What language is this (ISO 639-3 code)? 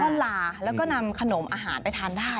tha